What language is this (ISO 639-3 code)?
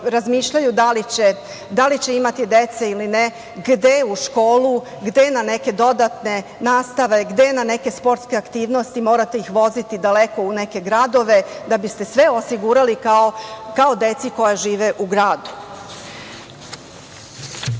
srp